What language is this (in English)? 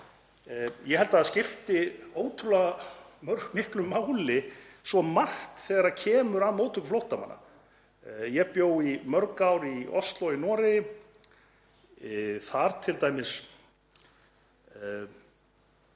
Icelandic